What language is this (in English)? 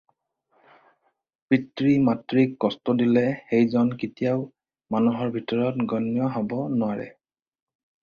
Assamese